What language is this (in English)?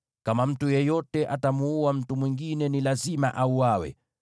Swahili